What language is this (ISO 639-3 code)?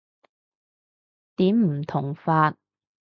yue